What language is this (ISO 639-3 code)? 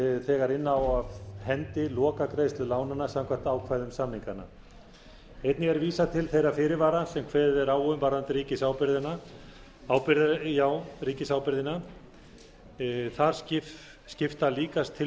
isl